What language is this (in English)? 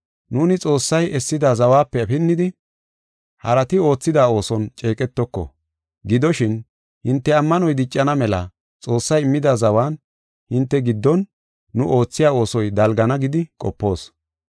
Gofa